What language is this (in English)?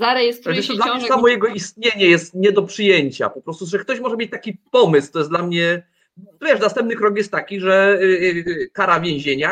Polish